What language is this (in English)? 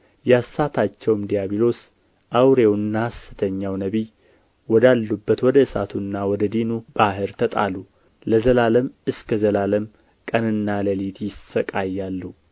Amharic